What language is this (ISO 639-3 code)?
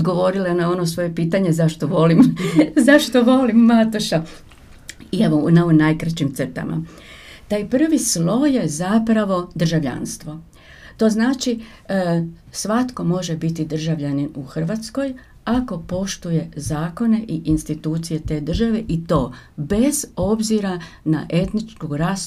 hrv